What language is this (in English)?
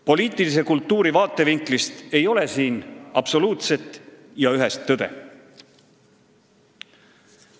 Estonian